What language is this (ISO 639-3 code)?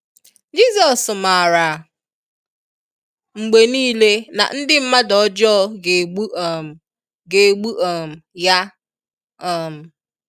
ibo